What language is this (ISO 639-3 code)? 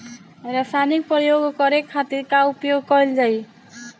bho